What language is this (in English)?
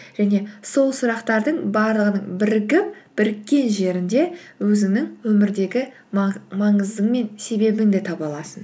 Kazakh